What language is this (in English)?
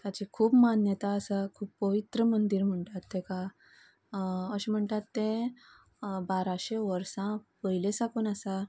Konkani